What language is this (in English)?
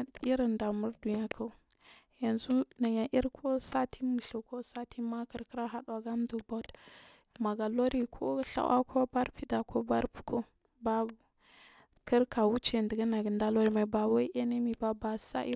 Marghi South